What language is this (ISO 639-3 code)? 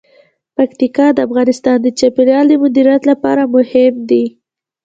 pus